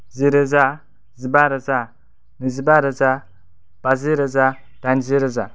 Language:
Bodo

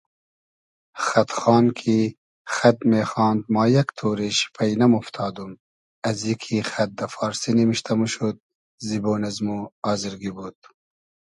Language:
Hazaragi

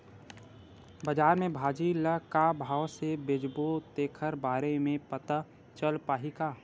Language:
Chhattisgarhi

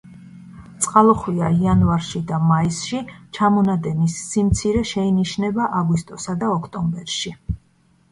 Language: Georgian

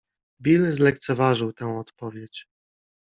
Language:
Polish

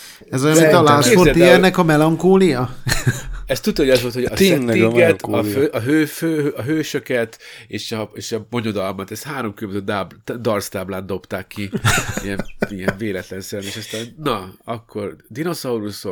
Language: Hungarian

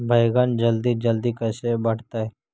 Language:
Magahi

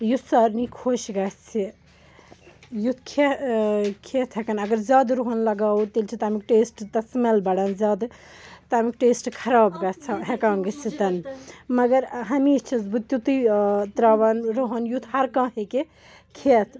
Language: Kashmiri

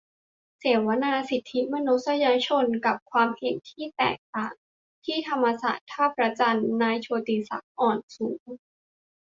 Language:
Thai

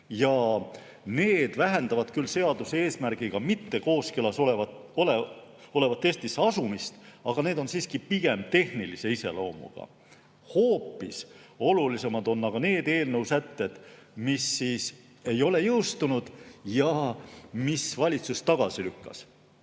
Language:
Estonian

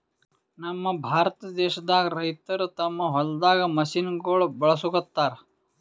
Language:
Kannada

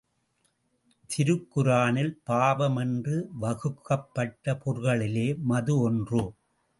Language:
Tamil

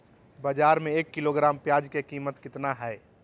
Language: Magahi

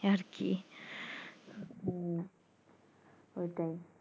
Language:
Bangla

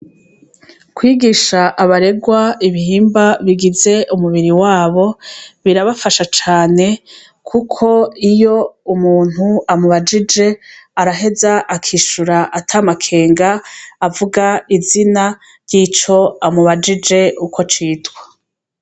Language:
Rundi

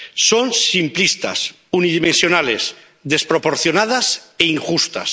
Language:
Spanish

